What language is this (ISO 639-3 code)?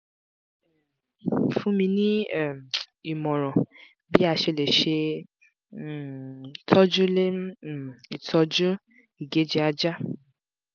yor